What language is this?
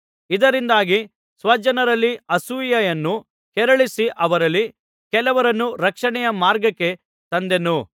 Kannada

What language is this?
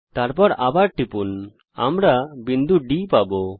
Bangla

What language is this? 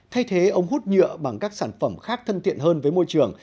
Vietnamese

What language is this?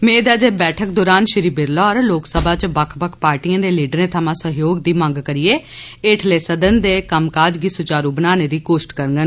Dogri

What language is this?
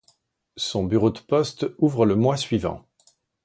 French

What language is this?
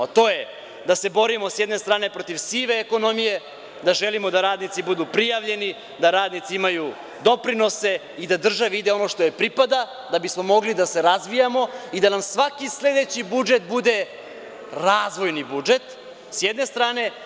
Serbian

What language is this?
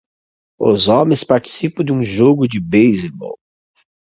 Portuguese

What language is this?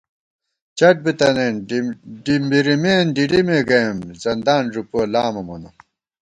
Gawar-Bati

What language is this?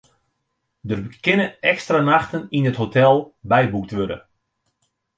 Western Frisian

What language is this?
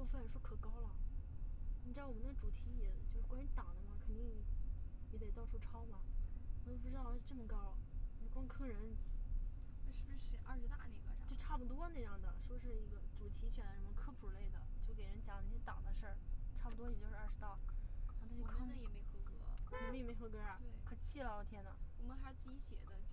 Chinese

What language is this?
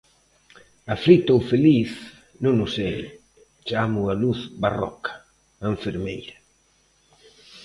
Galician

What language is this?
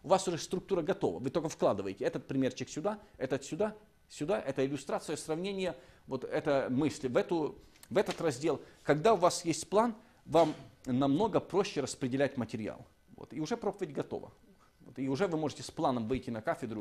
Russian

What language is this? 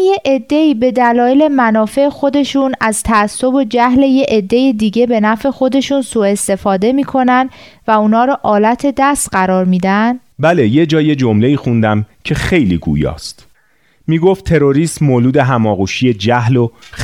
Persian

